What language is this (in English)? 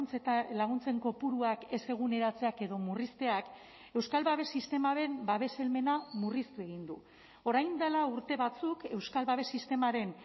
Basque